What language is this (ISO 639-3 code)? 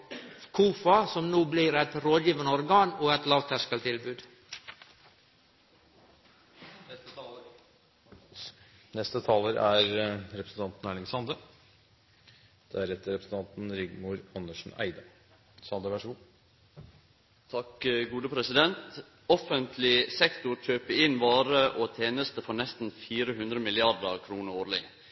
nno